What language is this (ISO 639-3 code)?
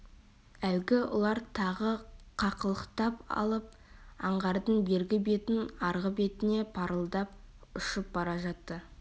kaz